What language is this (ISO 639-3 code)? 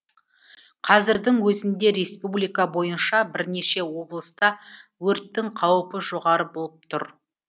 kaz